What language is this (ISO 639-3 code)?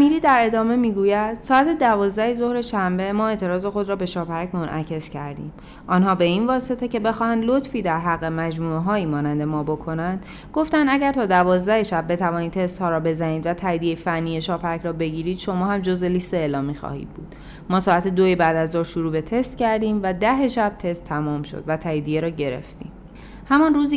fas